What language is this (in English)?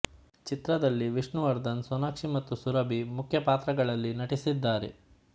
Kannada